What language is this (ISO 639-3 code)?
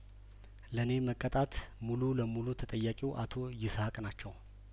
amh